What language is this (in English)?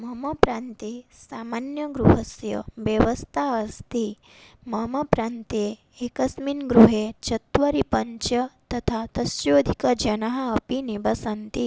Sanskrit